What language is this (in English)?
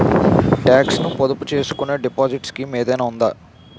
Telugu